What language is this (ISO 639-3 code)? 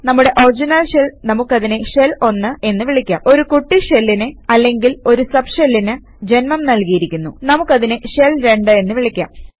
mal